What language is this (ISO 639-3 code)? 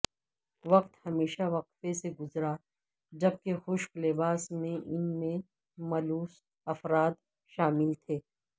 urd